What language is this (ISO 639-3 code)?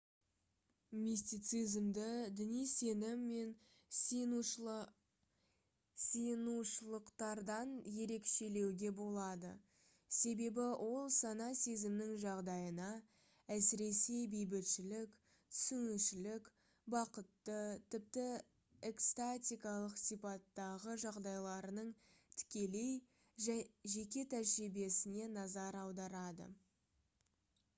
kaz